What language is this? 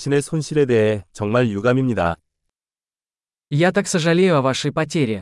Korean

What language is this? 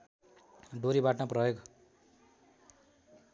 Nepali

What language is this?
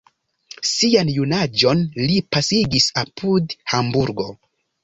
Esperanto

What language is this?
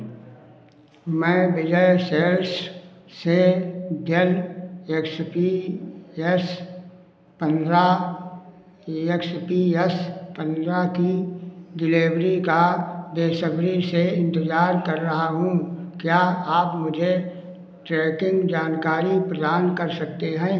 Hindi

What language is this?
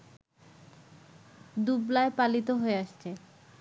Bangla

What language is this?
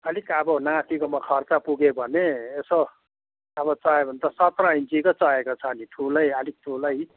Nepali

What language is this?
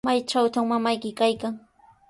Sihuas Ancash Quechua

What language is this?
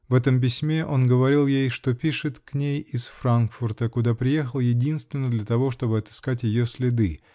Russian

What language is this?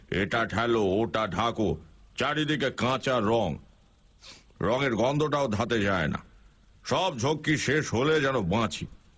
Bangla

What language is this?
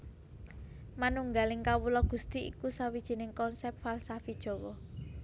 Javanese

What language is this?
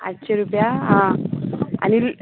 Konkani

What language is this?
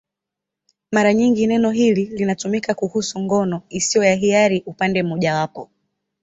Swahili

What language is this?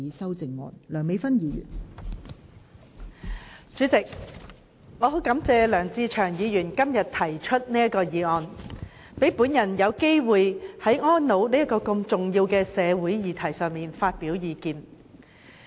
Cantonese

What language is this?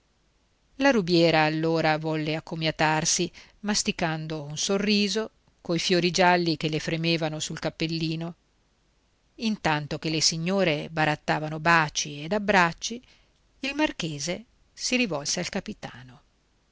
Italian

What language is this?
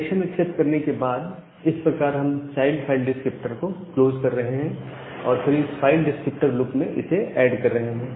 Hindi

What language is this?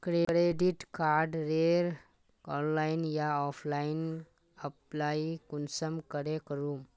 Magahi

